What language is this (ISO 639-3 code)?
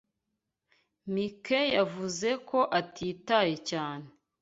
kin